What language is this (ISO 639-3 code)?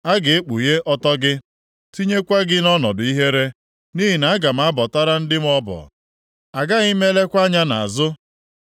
ibo